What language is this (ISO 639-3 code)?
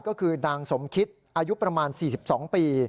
tha